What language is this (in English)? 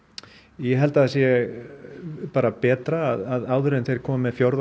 Icelandic